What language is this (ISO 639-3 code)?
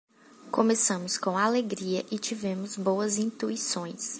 por